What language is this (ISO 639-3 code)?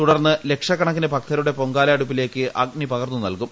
mal